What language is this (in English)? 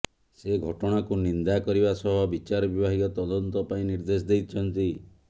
Odia